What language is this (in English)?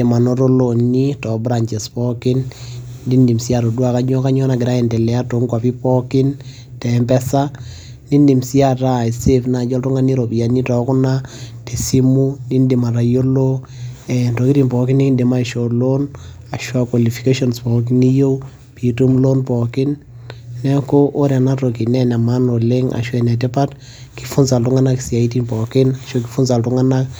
Masai